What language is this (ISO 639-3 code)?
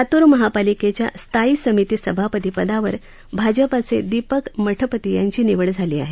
mar